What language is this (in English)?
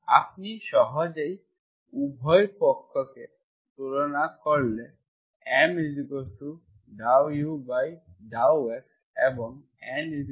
Bangla